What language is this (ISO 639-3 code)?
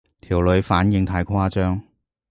yue